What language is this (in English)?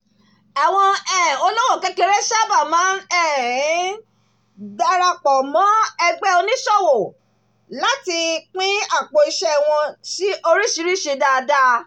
Yoruba